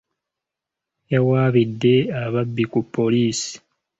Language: Ganda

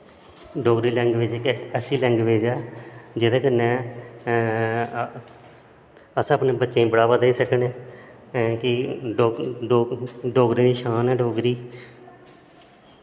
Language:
Dogri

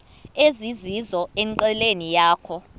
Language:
Xhosa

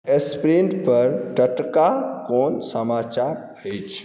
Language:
Maithili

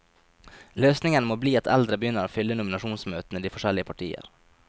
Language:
Norwegian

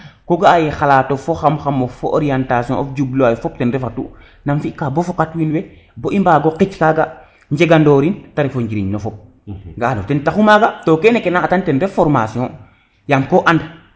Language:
Serer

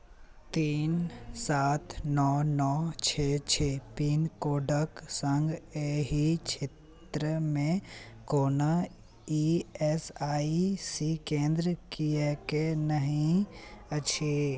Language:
Maithili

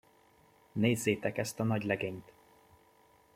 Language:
Hungarian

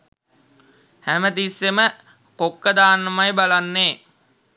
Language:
Sinhala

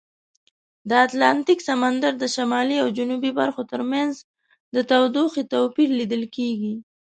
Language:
Pashto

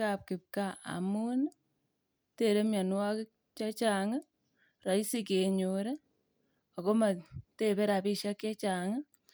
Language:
Kalenjin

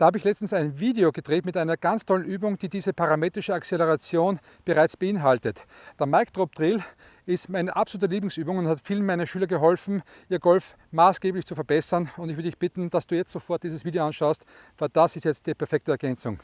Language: German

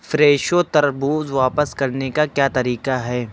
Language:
Urdu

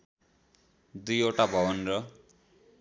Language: Nepali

